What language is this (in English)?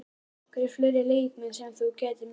Icelandic